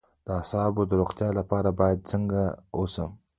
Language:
Pashto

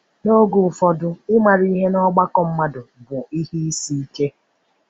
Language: Igbo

